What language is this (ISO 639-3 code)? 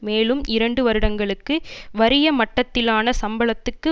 tam